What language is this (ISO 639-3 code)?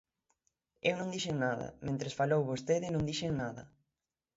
glg